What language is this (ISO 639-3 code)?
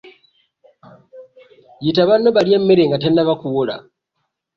lug